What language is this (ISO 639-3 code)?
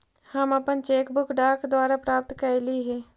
mag